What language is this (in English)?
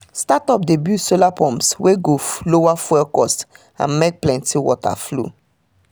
Nigerian Pidgin